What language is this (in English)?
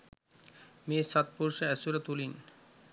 Sinhala